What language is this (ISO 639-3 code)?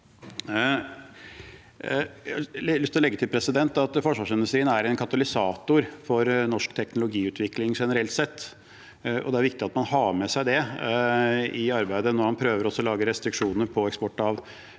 nor